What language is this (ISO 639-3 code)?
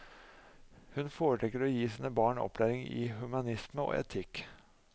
nor